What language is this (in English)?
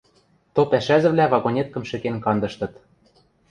Western Mari